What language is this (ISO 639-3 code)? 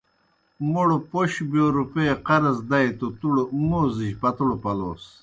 plk